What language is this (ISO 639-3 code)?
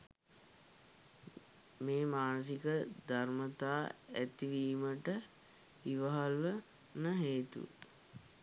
sin